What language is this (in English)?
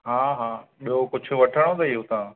Sindhi